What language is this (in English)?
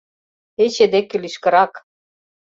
Mari